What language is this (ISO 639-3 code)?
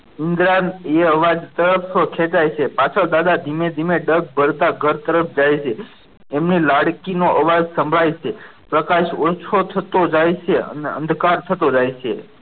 guj